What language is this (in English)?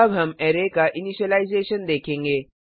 Hindi